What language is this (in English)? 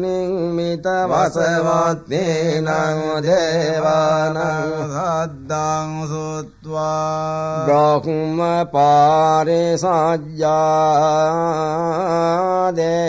Arabic